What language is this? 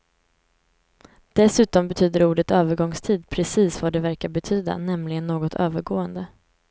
Swedish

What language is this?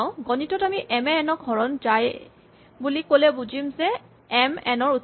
Assamese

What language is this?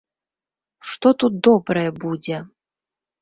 Belarusian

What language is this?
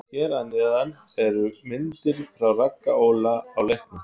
Icelandic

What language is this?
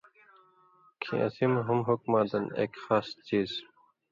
Indus Kohistani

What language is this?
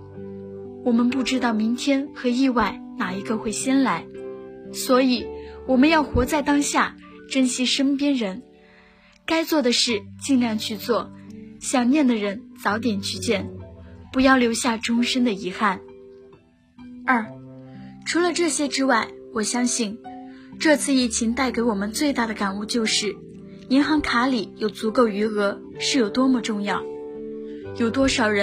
Chinese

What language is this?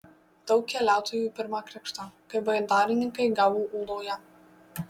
Lithuanian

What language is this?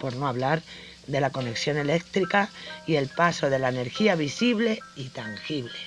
Spanish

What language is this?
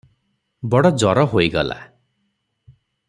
Odia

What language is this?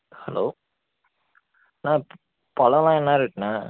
Tamil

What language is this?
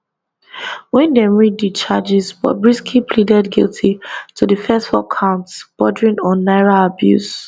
Nigerian Pidgin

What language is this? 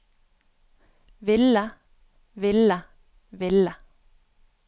Norwegian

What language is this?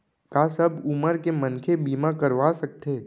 Chhattisgarhi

